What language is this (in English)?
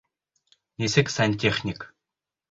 Bashkir